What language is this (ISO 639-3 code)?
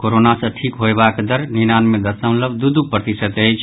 mai